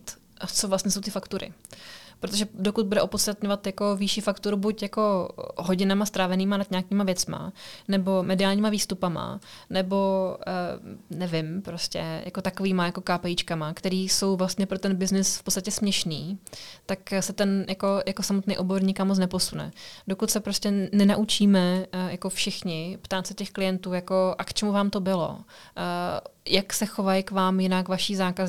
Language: Czech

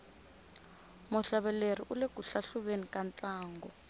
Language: Tsonga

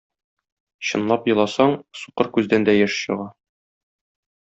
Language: Tatar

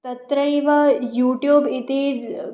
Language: Sanskrit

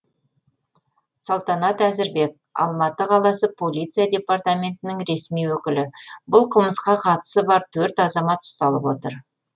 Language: Kazakh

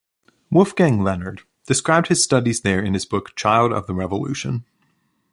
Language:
English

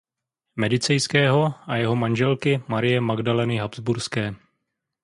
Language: Czech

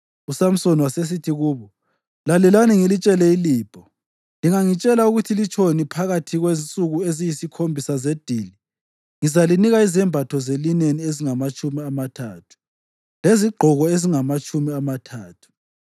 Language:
North Ndebele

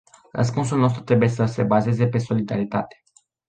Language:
Romanian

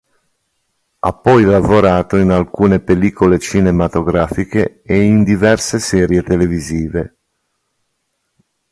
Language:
Italian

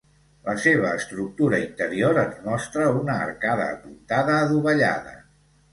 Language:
Catalan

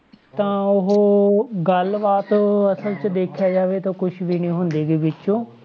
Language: Punjabi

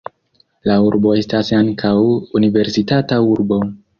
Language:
Esperanto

